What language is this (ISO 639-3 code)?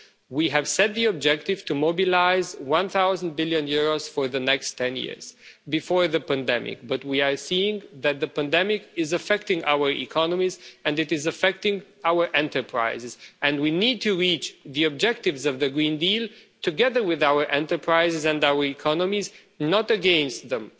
eng